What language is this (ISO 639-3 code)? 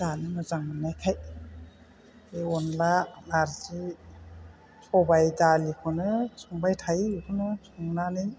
brx